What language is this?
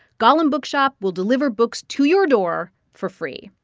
English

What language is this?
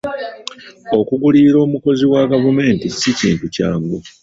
Ganda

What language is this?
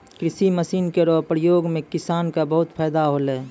Maithili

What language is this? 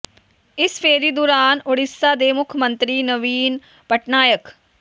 Punjabi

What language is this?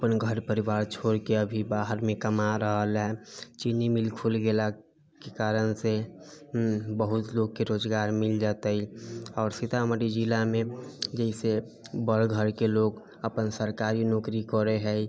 Maithili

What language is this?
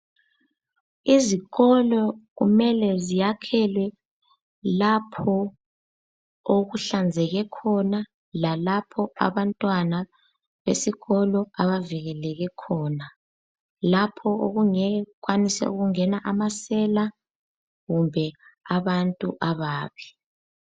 North Ndebele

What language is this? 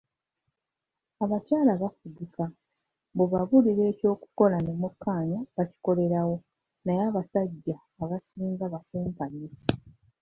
Ganda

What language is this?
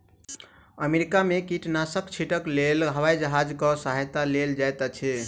Maithili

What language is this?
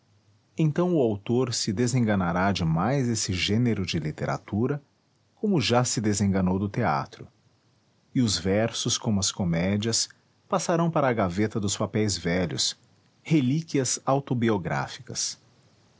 Portuguese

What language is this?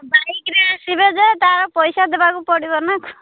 Odia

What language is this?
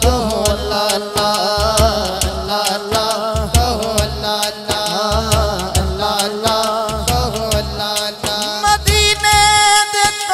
Arabic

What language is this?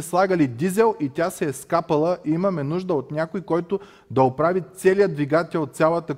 Bulgarian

